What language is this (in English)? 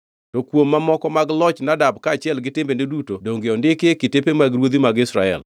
Luo (Kenya and Tanzania)